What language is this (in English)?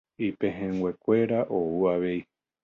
Guarani